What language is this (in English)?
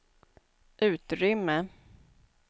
Swedish